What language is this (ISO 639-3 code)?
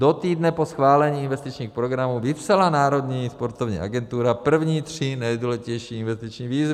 ces